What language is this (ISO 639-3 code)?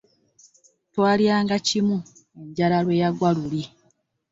lug